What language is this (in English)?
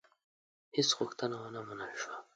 Pashto